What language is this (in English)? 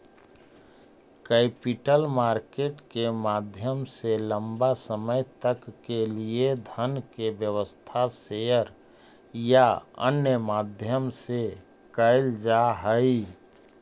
Magahi